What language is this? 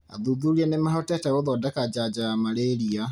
Kikuyu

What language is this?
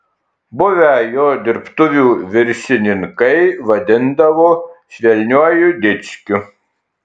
Lithuanian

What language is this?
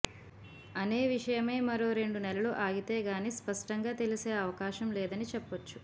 Telugu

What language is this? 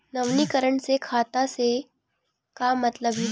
Chhattisgarhi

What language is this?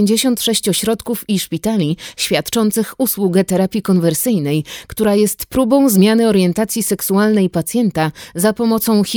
Polish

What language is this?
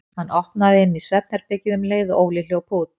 Icelandic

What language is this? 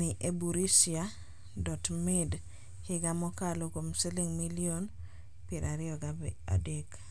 Luo (Kenya and Tanzania)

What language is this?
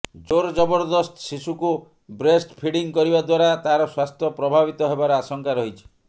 Odia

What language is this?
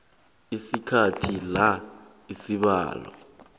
South Ndebele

